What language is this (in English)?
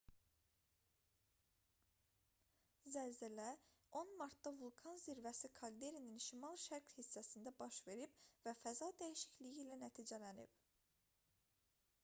Azerbaijani